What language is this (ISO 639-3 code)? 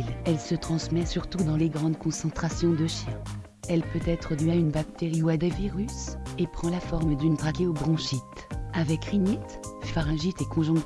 fra